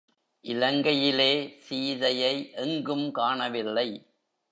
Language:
Tamil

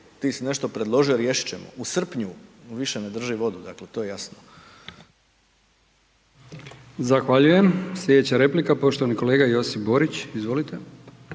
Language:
Croatian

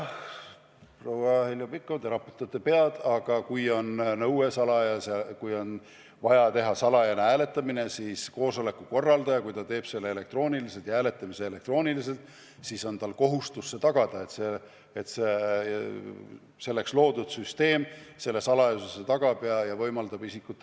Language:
Estonian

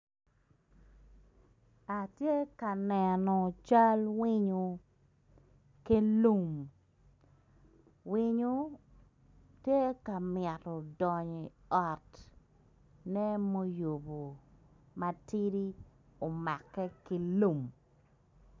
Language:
Acoli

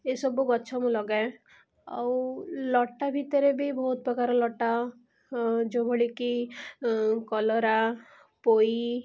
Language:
Odia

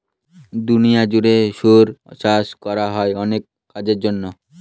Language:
Bangla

